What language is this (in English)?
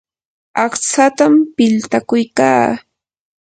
Yanahuanca Pasco Quechua